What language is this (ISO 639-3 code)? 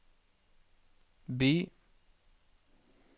nor